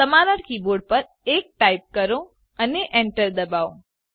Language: Gujarati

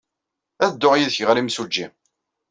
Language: Kabyle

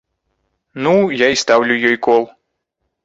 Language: Belarusian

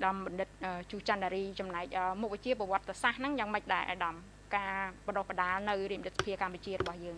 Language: Vietnamese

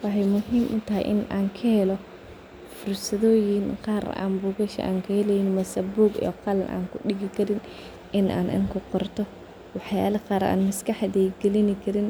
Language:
Somali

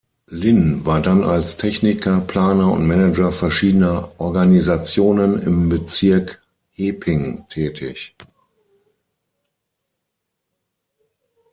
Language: German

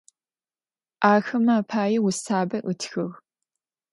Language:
Adyghe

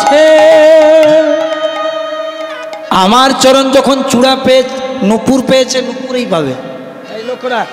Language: Hindi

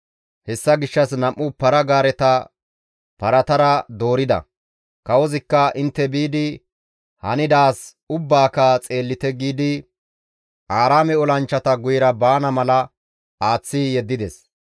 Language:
Gamo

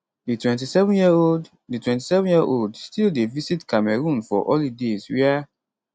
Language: Nigerian Pidgin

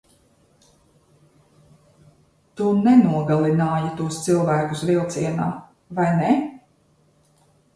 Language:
Latvian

